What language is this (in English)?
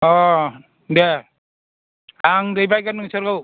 Bodo